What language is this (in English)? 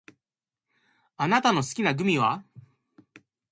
Japanese